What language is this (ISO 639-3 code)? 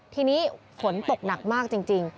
tha